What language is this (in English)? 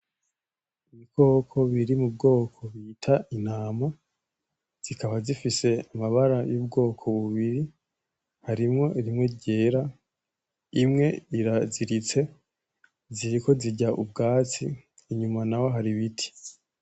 Rundi